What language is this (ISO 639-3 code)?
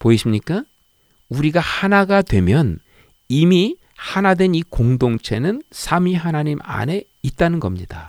kor